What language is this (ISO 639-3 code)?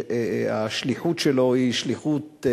heb